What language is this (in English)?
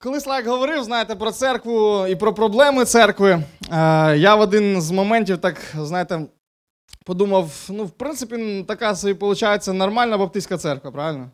Ukrainian